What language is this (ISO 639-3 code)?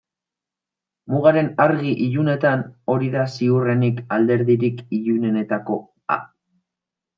eus